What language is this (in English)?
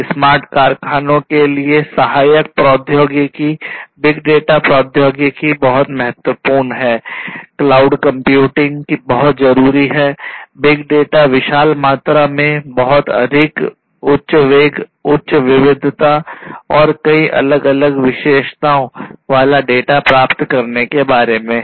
Hindi